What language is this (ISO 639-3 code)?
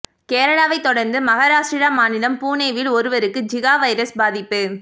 tam